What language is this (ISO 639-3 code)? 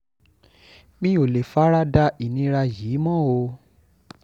yor